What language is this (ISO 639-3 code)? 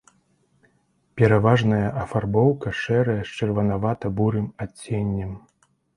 bel